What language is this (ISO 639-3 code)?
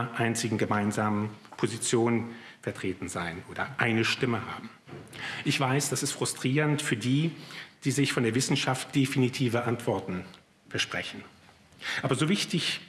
deu